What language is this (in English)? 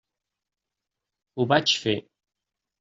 Catalan